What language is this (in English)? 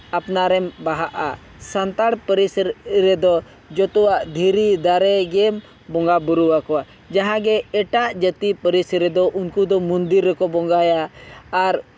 Santali